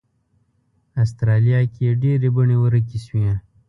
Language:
Pashto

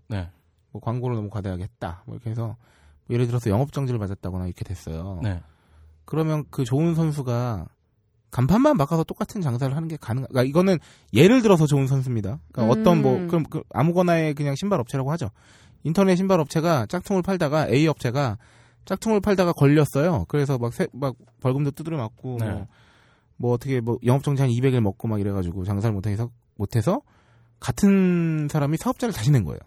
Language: Korean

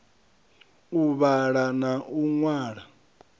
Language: Venda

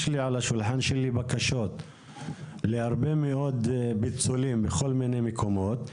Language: Hebrew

